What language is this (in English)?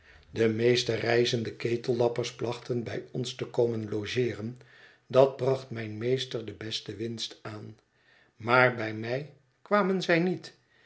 Dutch